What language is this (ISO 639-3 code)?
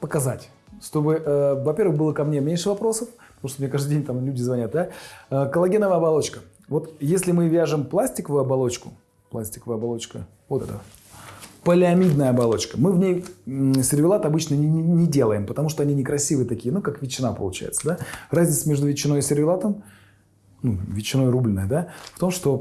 rus